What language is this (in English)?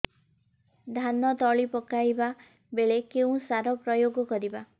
Odia